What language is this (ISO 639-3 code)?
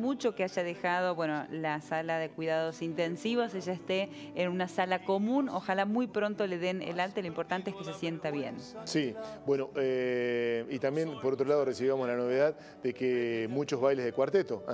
spa